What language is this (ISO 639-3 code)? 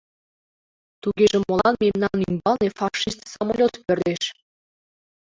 chm